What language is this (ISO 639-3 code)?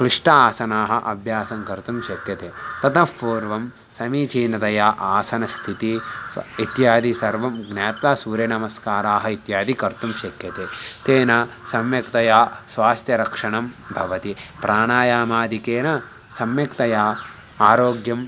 san